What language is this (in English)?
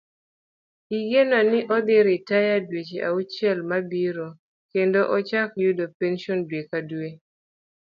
Luo (Kenya and Tanzania)